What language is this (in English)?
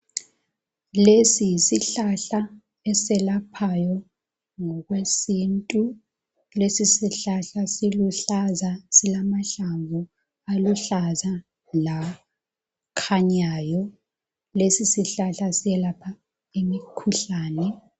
North Ndebele